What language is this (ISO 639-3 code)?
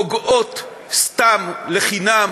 heb